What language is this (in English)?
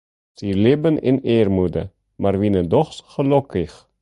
Western Frisian